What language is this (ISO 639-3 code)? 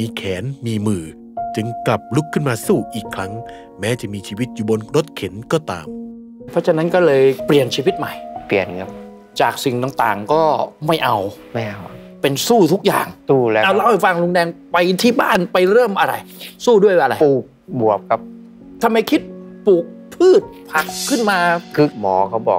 tha